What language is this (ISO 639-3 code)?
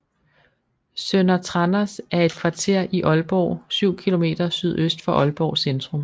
dan